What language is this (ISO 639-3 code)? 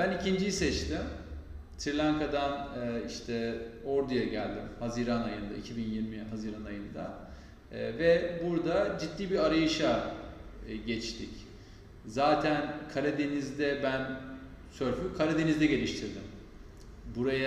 tur